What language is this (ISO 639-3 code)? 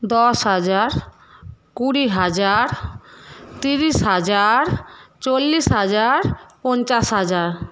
ben